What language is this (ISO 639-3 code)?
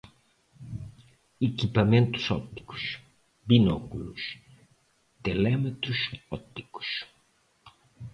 por